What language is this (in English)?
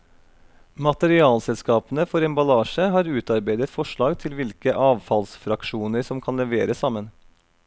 Norwegian